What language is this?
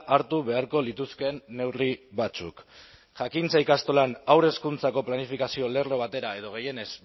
Basque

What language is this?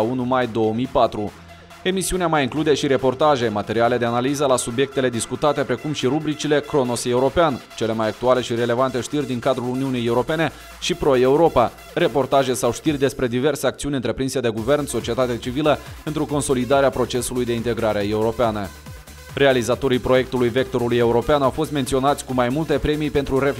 Romanian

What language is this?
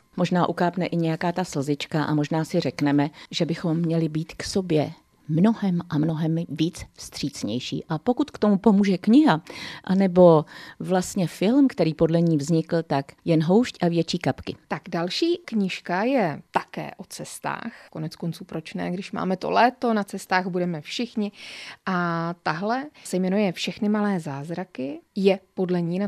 Czech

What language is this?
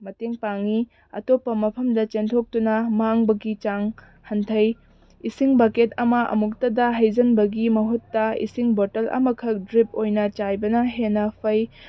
Manipuri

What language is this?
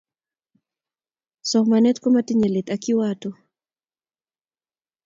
Kalenjin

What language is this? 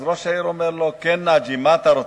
Hebrew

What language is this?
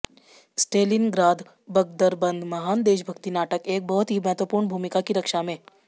Hindi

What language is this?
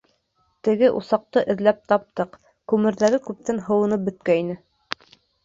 Bashkir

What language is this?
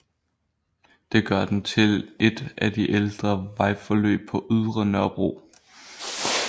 Danish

